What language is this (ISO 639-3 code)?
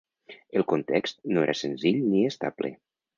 cat